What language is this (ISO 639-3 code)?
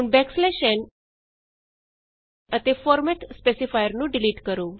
pan